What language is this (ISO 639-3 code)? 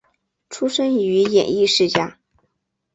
zho